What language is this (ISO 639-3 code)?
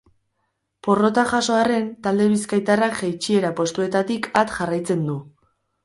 eus